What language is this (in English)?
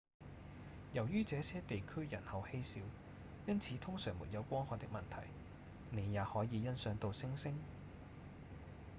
Cantonese